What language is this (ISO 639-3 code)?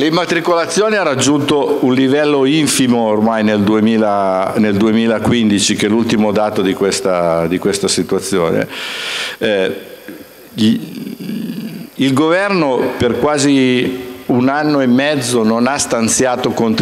ita